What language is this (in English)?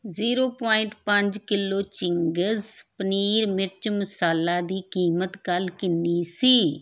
Punjabi